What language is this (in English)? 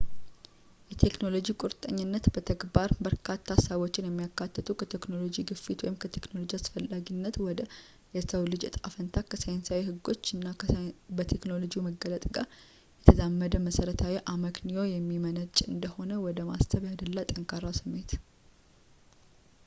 Amharic